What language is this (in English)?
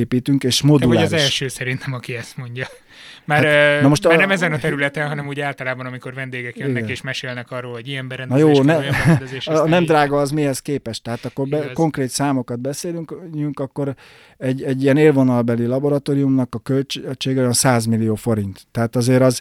Hungarian